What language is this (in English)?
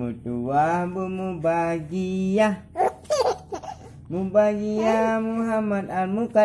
Indonesian